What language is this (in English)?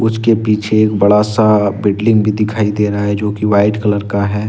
Hindi